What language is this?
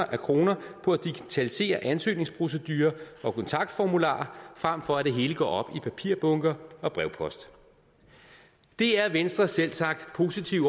Danish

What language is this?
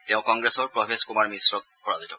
Assamese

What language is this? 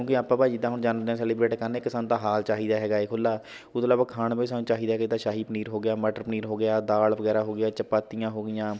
Punjabi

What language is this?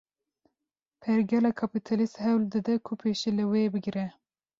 Kurdish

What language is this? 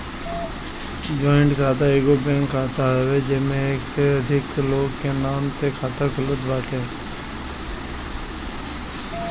Bhojpuri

